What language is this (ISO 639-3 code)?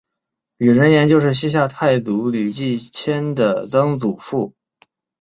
zho